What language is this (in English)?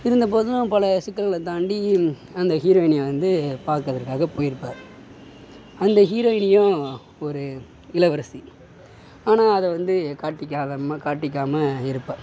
Tamil